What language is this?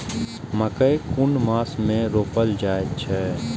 Maithili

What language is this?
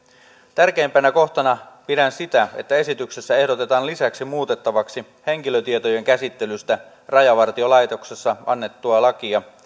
Finnish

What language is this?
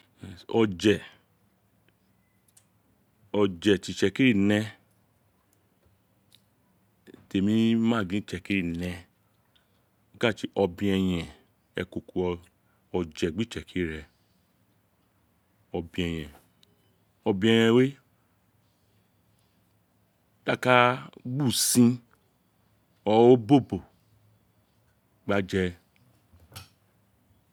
Isekiri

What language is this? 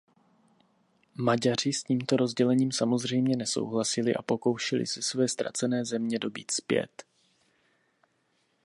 Czech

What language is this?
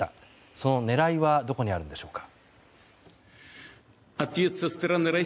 Japanese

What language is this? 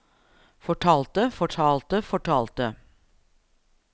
Norwegian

